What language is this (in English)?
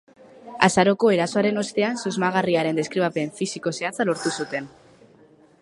Basque